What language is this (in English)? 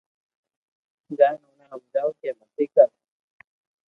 Loarki